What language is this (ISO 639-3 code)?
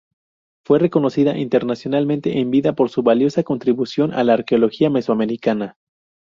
spa